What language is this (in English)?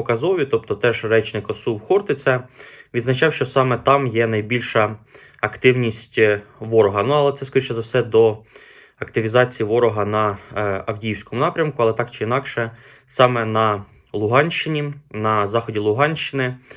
Ukrainian